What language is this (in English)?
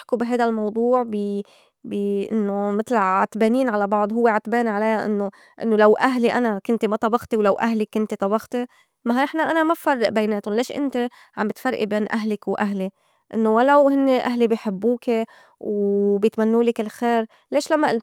North Levantine Arabic